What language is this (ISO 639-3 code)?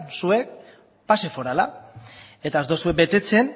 eus